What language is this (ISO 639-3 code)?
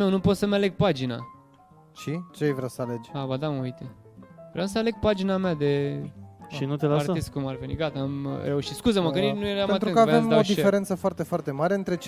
ron